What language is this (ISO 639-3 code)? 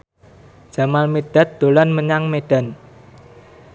jav